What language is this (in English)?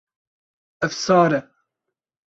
Kurdish